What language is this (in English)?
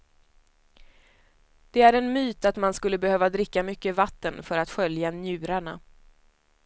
Swedish